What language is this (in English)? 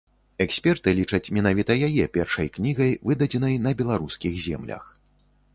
Belarusian